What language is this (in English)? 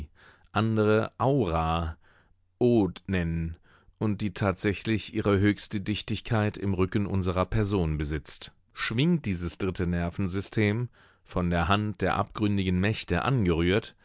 German